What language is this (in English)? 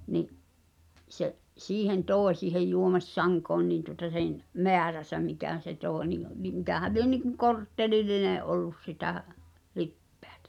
Finnish